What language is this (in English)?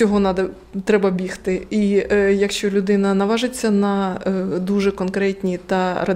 Ukrainian